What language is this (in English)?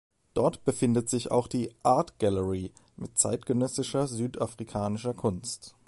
German